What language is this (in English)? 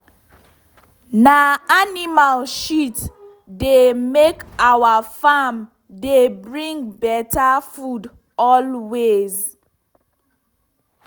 Nigerian Pidgin